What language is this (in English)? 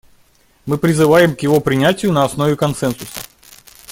Russian